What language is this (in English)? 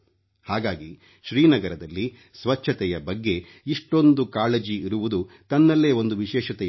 Kannada